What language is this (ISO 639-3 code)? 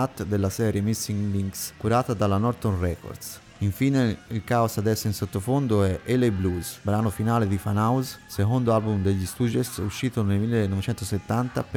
ita